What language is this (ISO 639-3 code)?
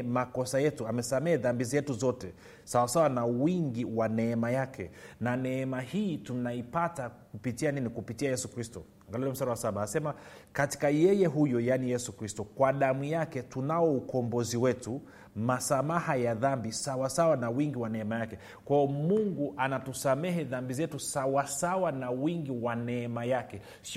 swa